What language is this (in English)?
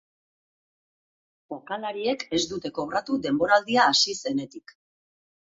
Basque